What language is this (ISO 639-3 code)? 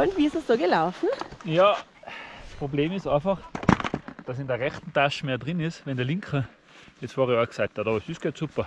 deu